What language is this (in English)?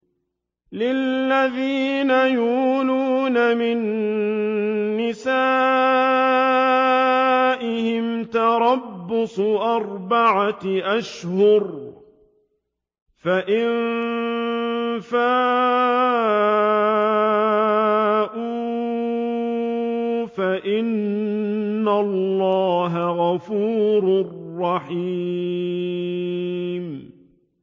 Arabic